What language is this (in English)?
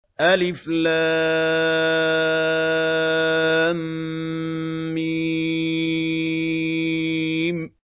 Arabic